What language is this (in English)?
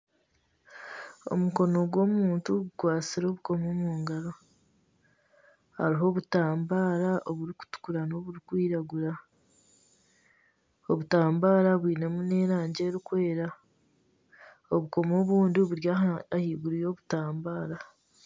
Nyankole